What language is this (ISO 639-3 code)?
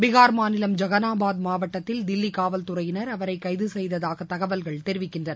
tam